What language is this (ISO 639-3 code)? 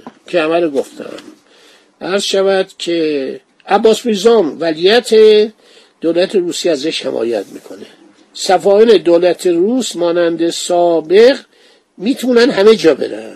fas